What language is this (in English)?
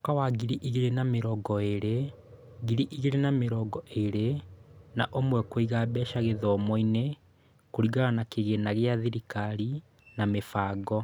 Kikuyu